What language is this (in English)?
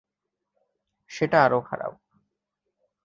Bangla